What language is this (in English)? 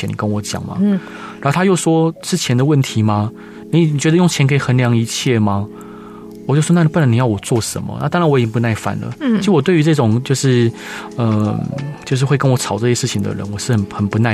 Chinese